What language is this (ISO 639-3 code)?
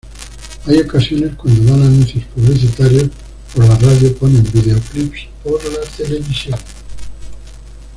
spa